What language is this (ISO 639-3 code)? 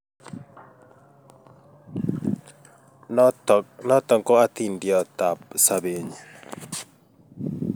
kln